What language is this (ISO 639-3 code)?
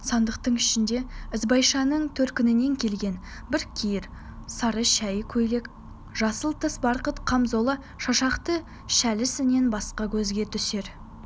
kaz